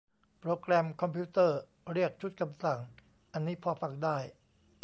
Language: Thai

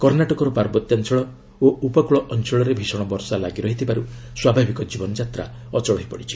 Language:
Odia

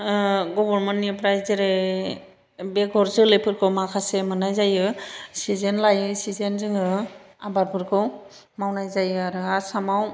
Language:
Bodo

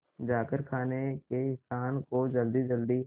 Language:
Hindi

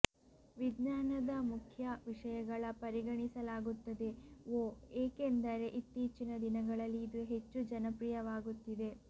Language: Kannada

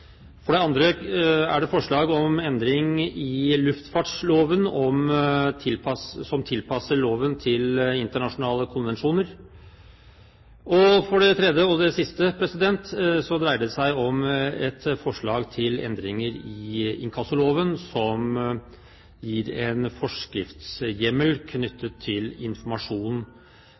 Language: Norwegian Bokmål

